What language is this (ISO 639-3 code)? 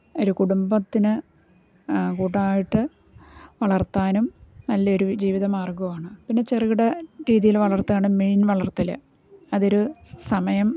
mal